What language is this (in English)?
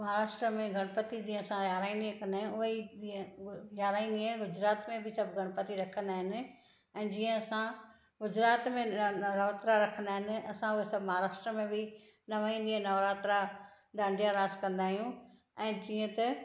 Sindhi